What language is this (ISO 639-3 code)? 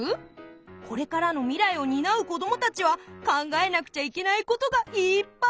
jpn